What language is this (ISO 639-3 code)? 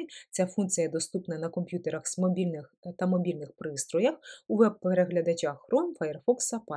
ukr